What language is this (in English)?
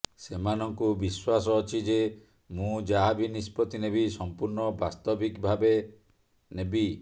Odia